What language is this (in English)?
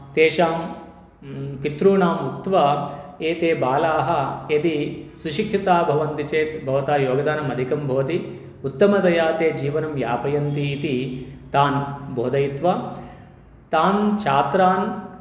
Sanskrit